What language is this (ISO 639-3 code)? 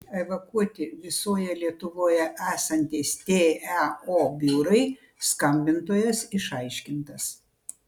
lit